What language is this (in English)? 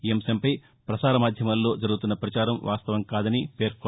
Telugu